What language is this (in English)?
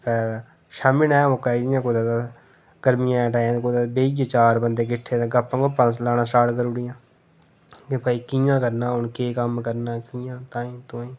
Dogri